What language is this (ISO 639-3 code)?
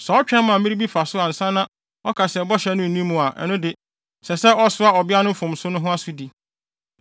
aka